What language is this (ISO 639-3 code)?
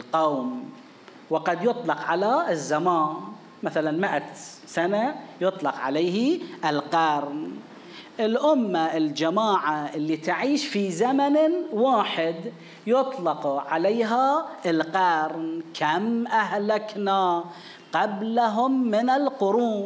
ara